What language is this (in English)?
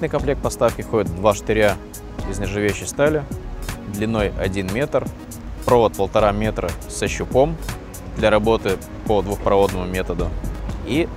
Russian